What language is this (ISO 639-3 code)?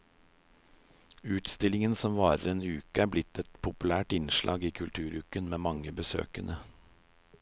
nor